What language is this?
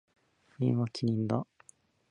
Japanese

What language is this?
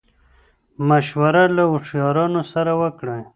Pashto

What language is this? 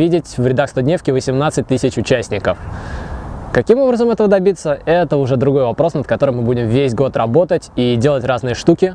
Russian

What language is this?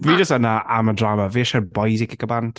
Welsh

